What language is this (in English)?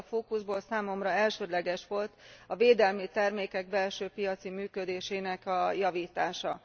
Hungarian